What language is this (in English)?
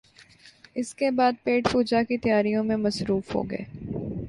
Urdu